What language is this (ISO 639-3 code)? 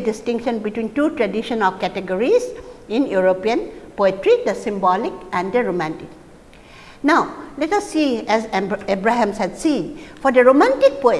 eng